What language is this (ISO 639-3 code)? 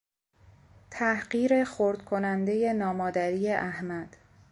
fas